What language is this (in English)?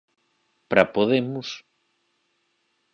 Galician